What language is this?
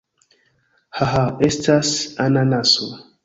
Esperanto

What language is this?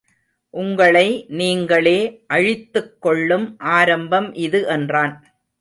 Tamil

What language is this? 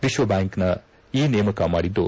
Kannada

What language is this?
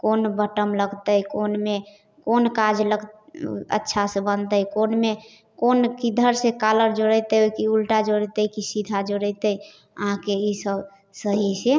Maithili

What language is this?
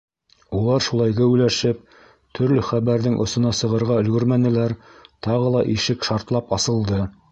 Bashkir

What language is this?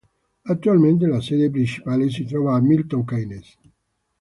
Italian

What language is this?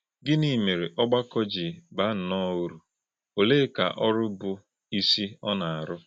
Igbo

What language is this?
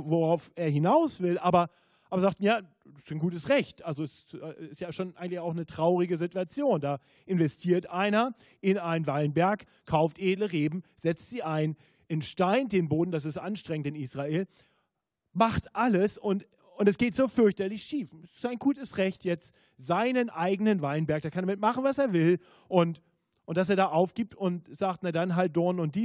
German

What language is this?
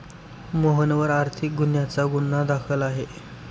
Marathi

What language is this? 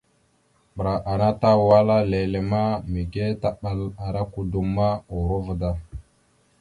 Mada (Cameroon)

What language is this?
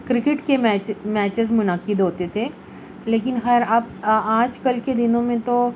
Urdu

